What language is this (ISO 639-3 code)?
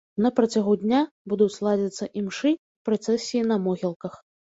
bel